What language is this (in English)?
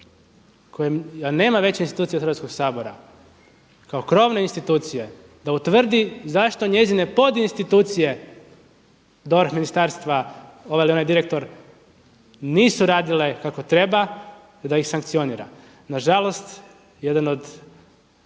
Croatian